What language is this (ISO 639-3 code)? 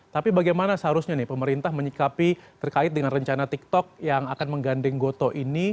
ind